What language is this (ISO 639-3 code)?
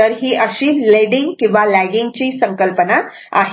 mar